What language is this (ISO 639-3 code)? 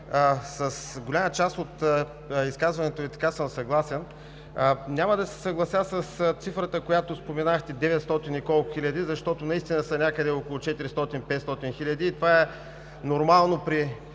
bul